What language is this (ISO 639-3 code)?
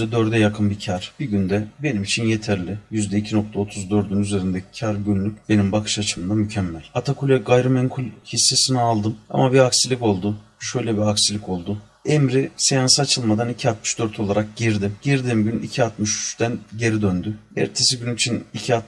tur